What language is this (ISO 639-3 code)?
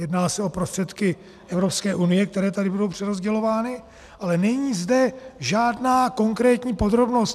ces